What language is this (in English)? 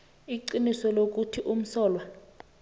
South Ndebele